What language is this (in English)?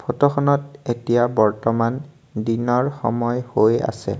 Assamese